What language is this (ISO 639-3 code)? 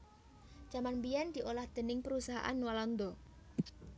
jav